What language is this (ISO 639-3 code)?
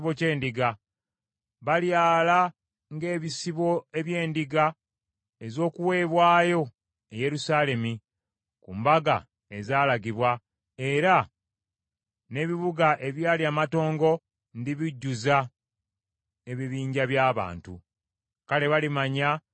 lug